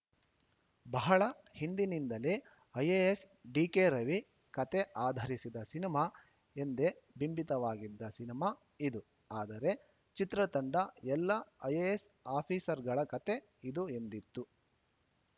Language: Kannada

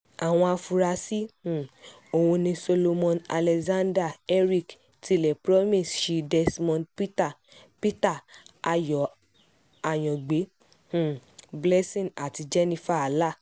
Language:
Yoruba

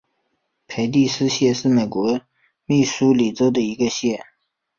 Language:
Chinese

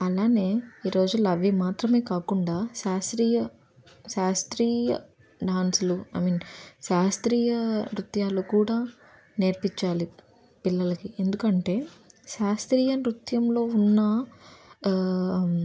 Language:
Telugu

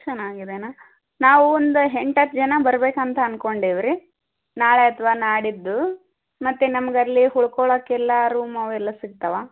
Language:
Kannada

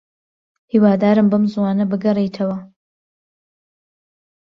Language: Central Kurdish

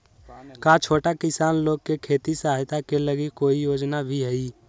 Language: Magahi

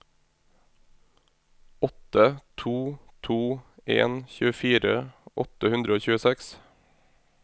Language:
Norwegian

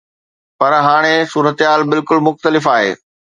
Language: Sindhi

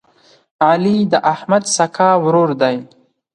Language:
Pashto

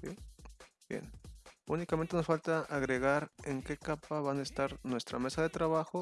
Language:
Spanish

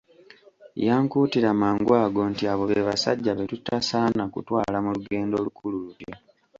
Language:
Ganda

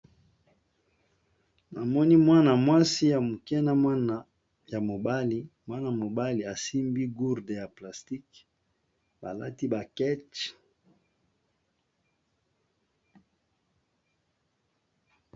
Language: Lingala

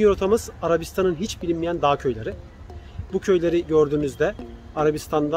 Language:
Turkish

